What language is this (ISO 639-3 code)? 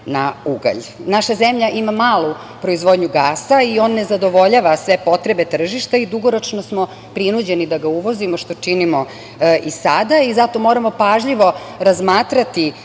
srp